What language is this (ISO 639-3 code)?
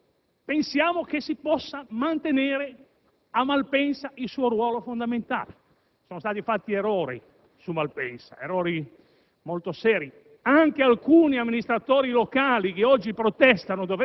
ita